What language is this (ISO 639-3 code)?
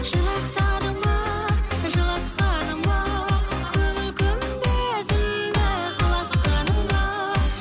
kaz